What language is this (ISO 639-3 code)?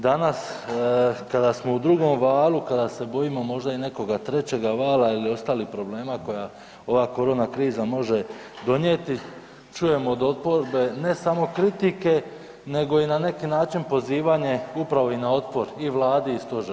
hrv